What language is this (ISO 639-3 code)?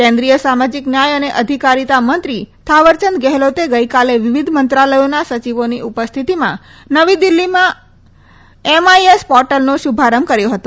guj